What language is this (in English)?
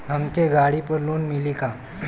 Bhojpuri